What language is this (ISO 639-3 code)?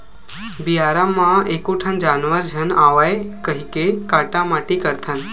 hne